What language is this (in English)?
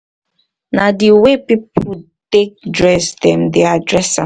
Nigerian Pidgin